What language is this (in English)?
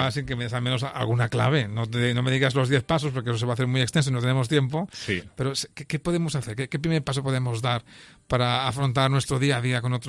Spanish